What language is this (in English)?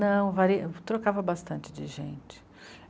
Portuguese